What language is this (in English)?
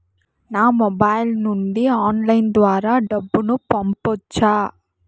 Telugu